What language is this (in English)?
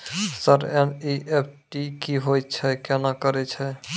Maithili